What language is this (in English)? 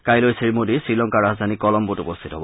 Assamese